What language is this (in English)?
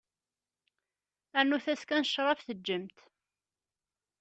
Kabyle